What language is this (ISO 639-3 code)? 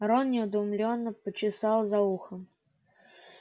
rus